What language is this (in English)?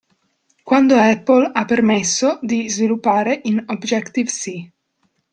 Italian